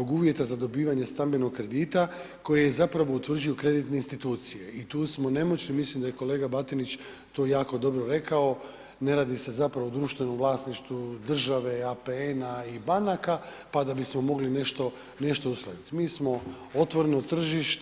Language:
Croatian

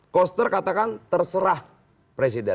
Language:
Indonesian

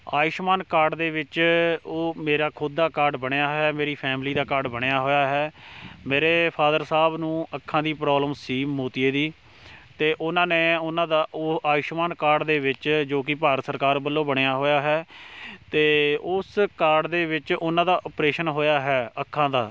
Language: Punjabi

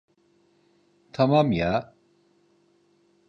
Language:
Turkish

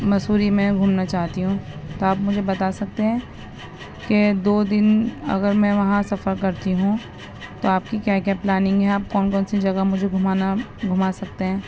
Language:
Urdu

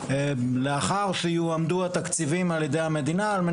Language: Hebrew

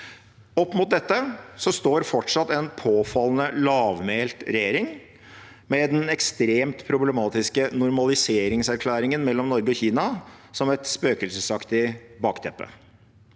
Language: Norwegian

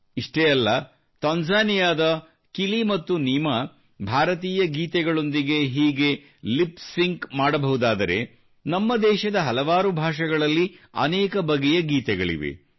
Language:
Kannada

